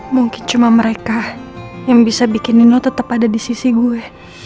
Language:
Indonesian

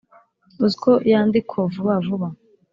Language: Kinyarwanda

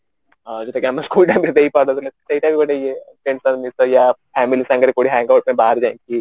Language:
Odia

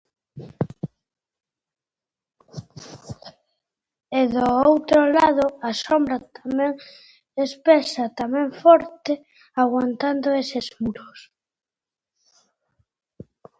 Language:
Galician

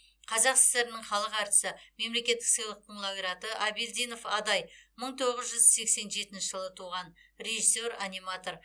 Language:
Kazakh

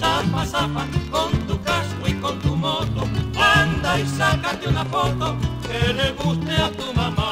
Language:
Spanish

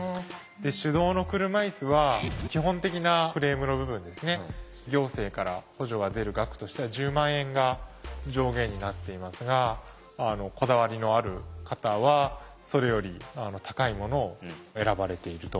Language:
Japanese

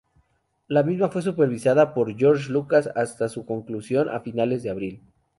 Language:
Spanish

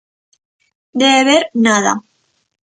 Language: Galician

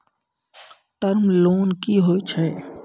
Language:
Maithili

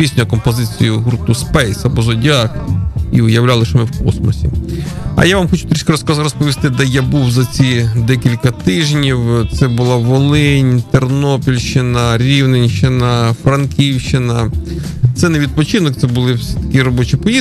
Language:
Ukrainian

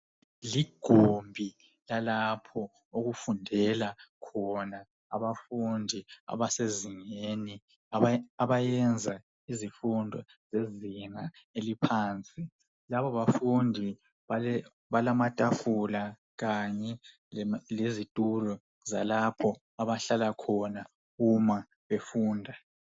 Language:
North Ndebele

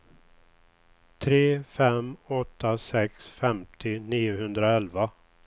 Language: Swedish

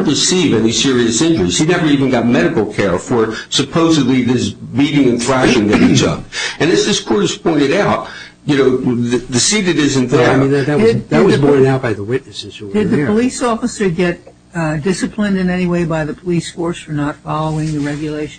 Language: English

